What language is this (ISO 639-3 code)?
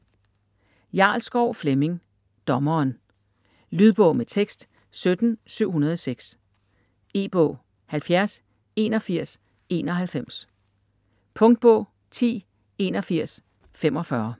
dan